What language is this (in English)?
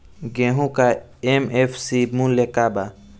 Bhojpuri